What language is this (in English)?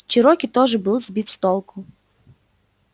Russian